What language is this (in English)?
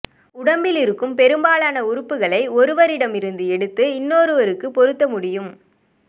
Tamil